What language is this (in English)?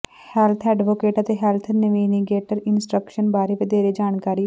Punjabi